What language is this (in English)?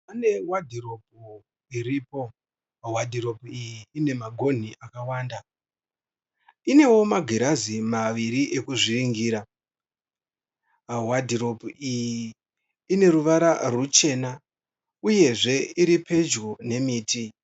Shona